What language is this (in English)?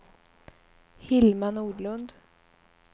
Swedish